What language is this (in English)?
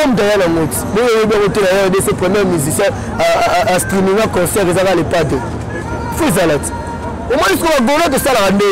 French